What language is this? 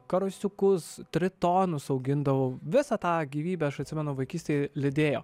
Lithuanian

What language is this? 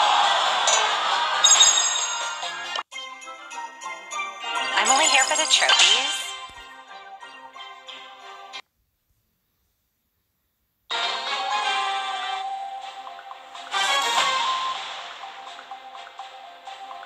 Turkish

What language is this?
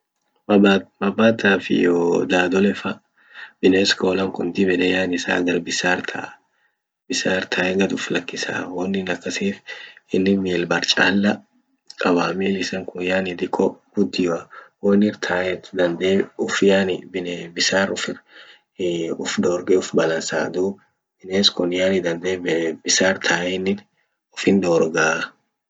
Orma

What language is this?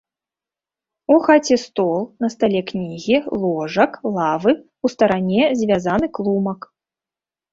Belarusian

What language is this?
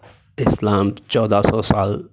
Urdu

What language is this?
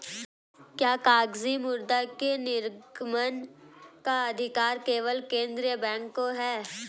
Hindi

